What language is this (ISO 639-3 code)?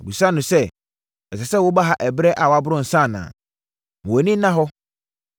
aka